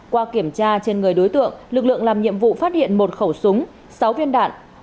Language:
Vietnamese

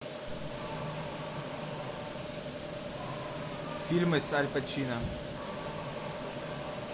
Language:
Russian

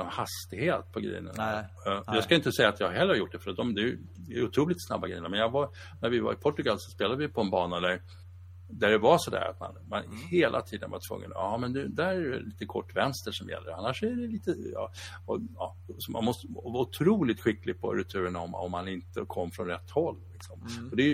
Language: Swedish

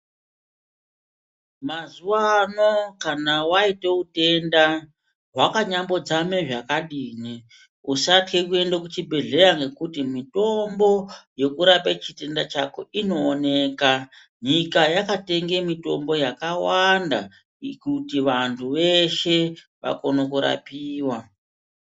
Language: Ndau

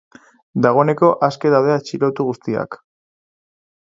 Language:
Basque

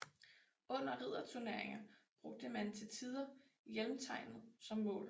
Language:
Danish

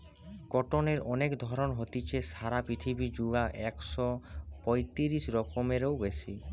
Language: Bangla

